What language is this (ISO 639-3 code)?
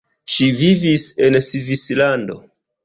epo